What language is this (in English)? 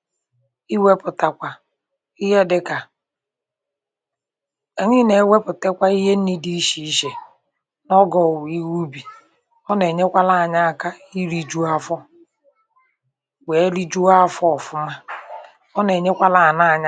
Igbo